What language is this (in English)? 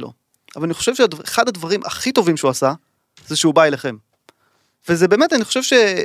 Hebrew